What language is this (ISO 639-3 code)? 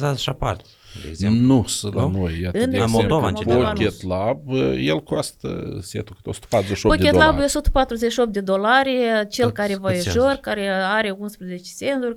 ron